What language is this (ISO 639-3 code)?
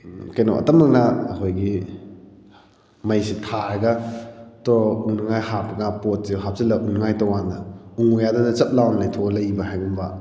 mni